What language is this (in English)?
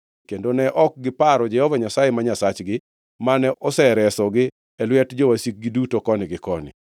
Luo (Kenya and Tanzania)